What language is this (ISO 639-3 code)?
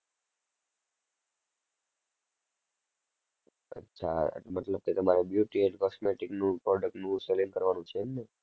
guj